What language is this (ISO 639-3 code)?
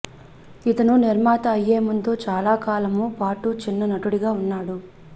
tel